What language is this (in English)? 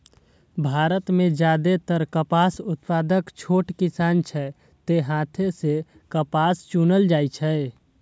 Maithili